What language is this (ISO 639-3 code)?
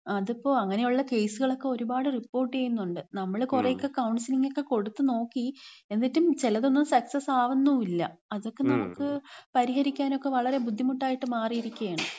mal